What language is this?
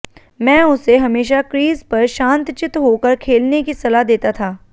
Hindi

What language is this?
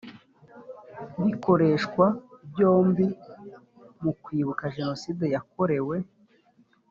Kinyarwanda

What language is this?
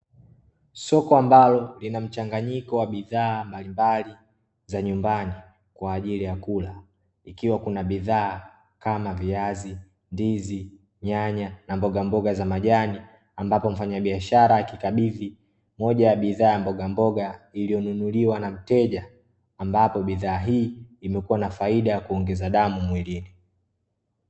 Swahili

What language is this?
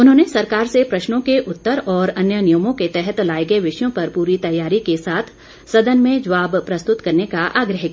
Hindi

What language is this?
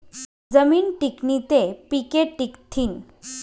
Marathi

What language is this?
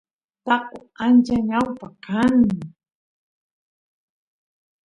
Santiago del Estero Quichua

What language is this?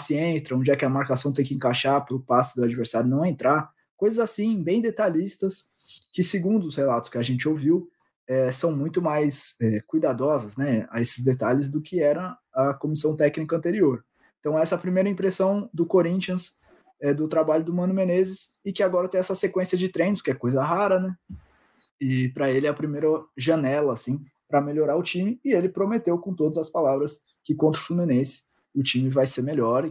Portuguese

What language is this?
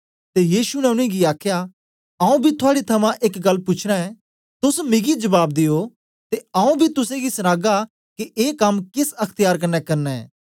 Dogri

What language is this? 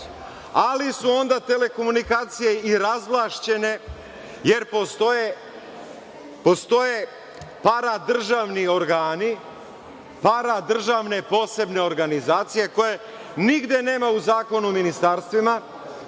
Serbian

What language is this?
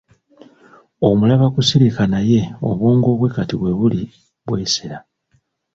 Ganda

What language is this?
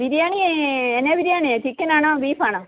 Malayalam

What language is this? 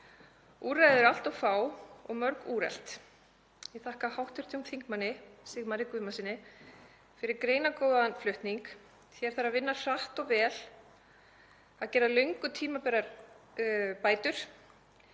Icelandic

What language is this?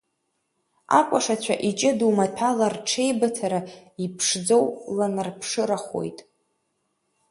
Abkhazian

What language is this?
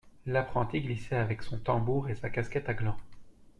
French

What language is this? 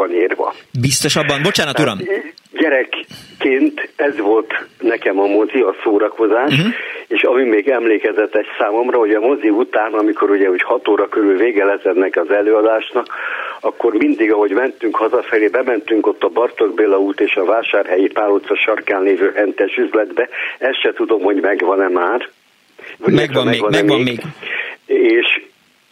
Hungarian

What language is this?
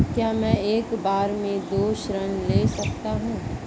Hindi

